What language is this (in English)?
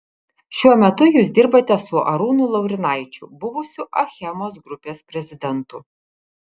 Lithuanian